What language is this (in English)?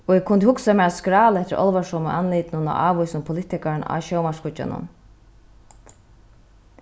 Faroese